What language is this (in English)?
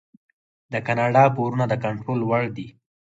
Pashto